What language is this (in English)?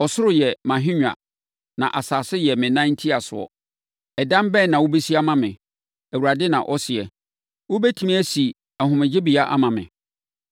Akan